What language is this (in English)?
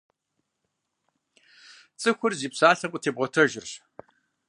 Kabardian